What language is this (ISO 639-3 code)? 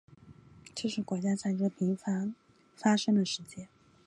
zho